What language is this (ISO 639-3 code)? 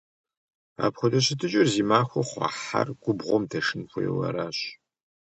kbd